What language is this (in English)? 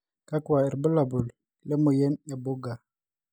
Masai